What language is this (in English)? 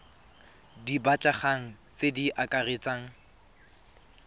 Tswana